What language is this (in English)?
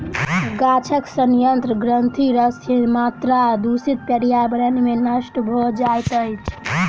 Maithili